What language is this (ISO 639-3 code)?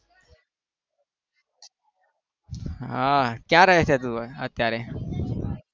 guj